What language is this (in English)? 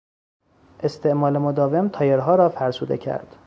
Persian